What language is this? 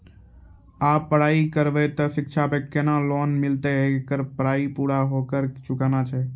Maithili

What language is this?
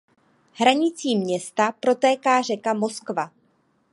Czech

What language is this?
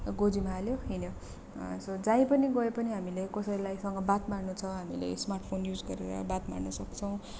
Nepali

